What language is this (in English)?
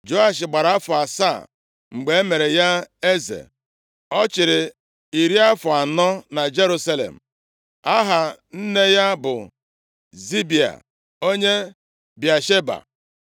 Igbo